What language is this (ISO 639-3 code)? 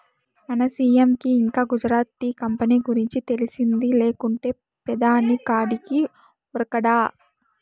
tel